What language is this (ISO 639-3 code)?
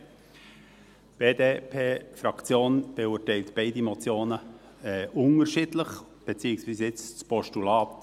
gsw